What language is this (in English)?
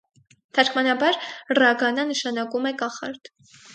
Armenian